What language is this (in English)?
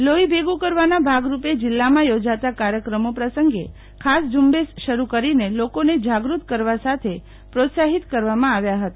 Gujarati